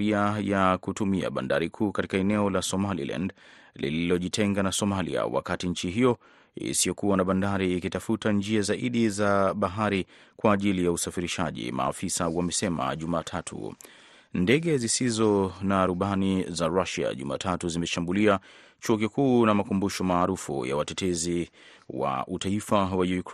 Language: Swahili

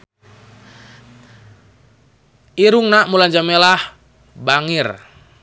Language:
Sundanese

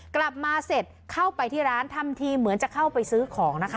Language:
Thai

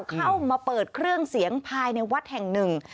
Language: Thai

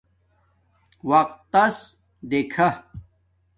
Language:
Domaaki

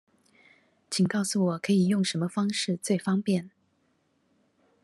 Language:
Chinese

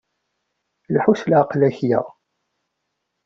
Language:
Kabyle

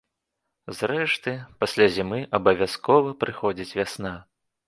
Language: Belarusian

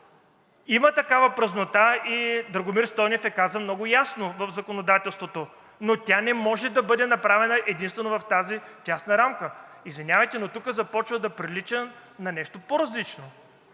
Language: Bulgarian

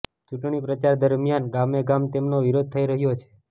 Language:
Gujarati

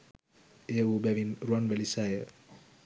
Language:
Sinhala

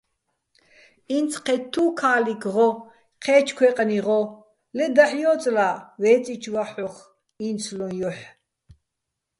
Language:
Bats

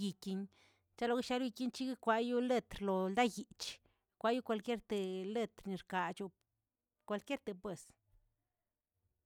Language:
Tilquiapan Zapotec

